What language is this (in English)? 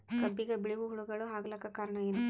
Kannada